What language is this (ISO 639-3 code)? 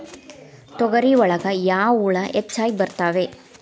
kan